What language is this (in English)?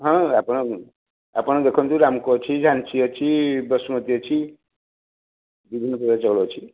Odia